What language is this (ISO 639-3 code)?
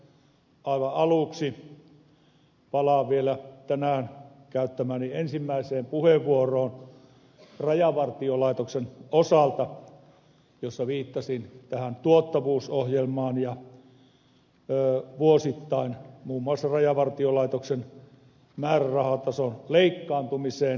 fin